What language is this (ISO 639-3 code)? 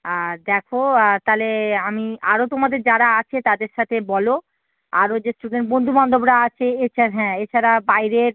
ben